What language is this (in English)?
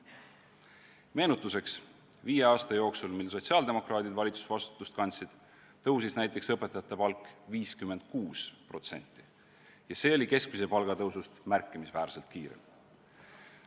Estonian